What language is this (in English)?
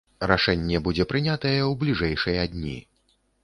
Belarusian